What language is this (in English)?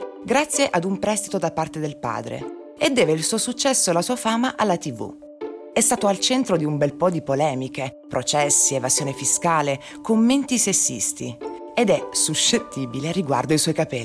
Italian